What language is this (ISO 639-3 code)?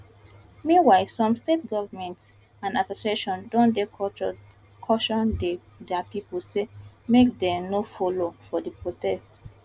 pcm